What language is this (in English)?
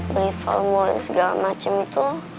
Indonesian